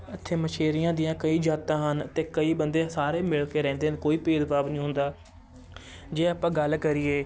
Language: Punjabi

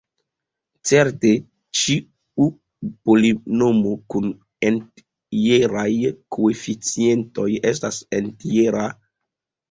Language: Esperanto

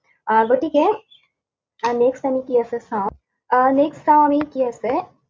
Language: Assamese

